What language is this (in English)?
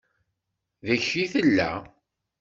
Kabyle